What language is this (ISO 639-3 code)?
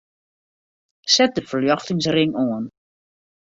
fry